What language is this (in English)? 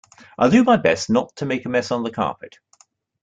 English